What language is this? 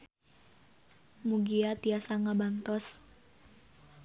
Sundanese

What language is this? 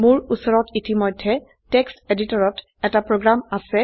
Assamese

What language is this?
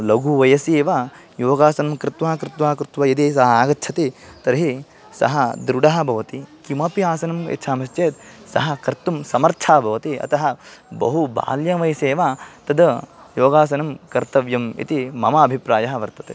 Sanskrit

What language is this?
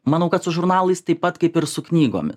Lithuanian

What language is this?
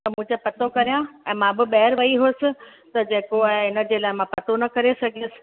Sindhi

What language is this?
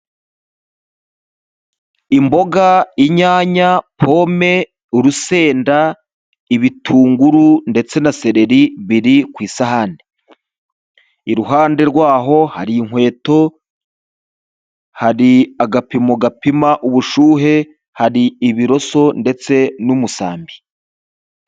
Kinyarwanda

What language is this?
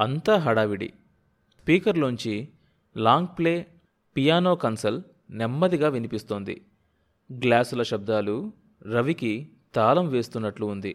Telugu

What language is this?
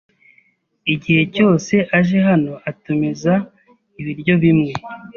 Kinyarwanda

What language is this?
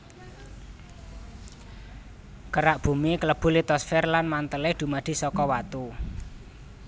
Javanese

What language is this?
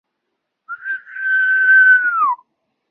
Chinese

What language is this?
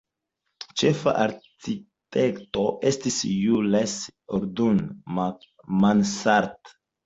Esperanto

